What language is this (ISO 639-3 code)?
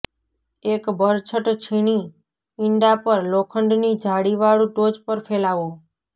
guj